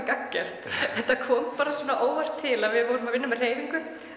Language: Icelandic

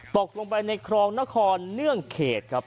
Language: Thai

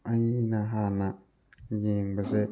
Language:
Manipuri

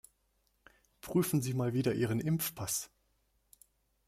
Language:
German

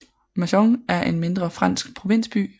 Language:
Danish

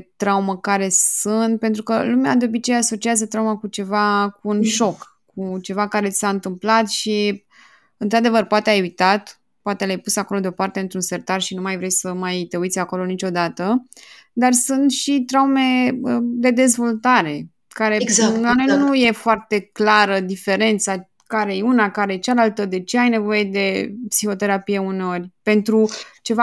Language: Romanian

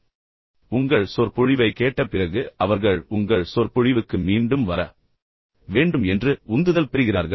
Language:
Tamil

